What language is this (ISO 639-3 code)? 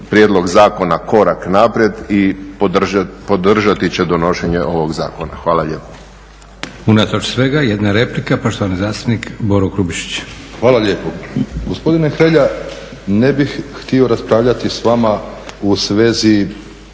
hrv